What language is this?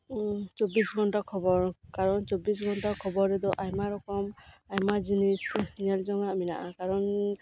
Santali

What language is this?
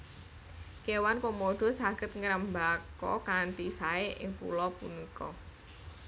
Javanese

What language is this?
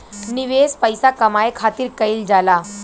Bhojpuri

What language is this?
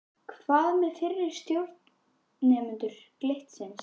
Icelandic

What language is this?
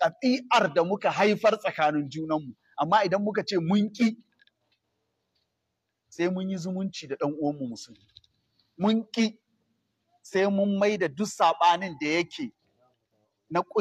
Arabic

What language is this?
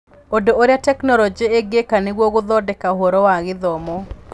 Kikuyu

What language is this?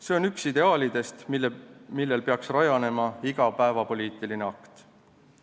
Estonian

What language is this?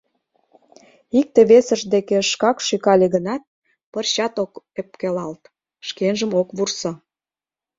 Mari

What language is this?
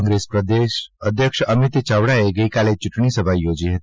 Gujarati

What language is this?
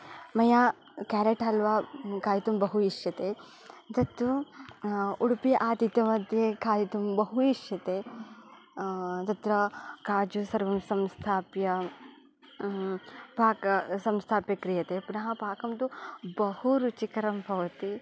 Sanskrit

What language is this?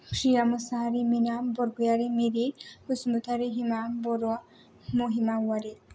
Bodo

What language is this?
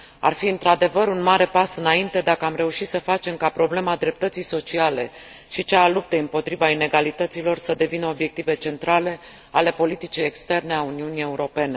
Romanian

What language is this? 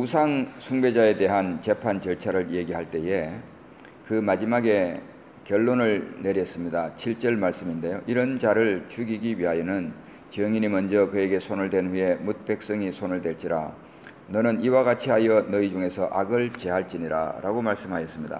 Korean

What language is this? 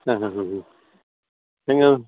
Kannada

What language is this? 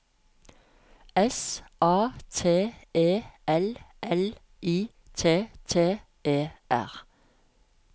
Norwegian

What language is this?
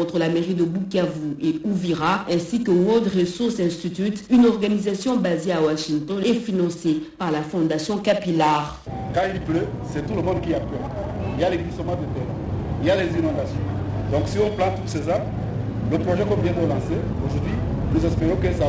French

